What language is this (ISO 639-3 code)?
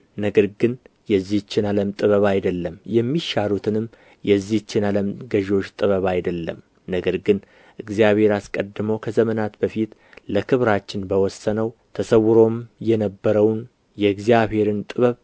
amh